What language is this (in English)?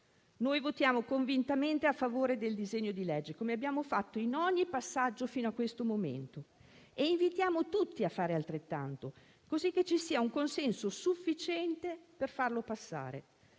Italian